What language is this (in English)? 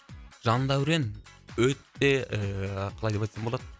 Kazakh